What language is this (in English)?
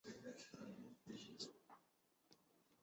Chinese